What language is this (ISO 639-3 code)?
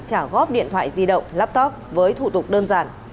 vie